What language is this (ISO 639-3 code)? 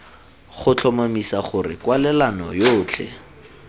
tsn